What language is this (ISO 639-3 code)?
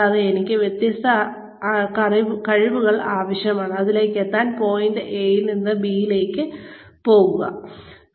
mal